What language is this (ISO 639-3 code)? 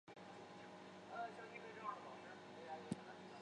zho